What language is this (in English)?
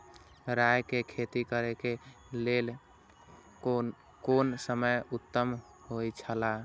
Maithili